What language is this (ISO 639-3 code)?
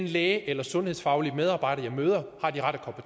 dan